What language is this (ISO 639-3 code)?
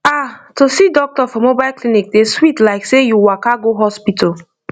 pcm